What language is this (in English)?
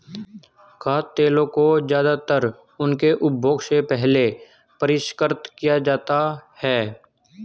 Hindi